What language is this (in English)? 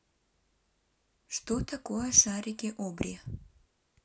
Russian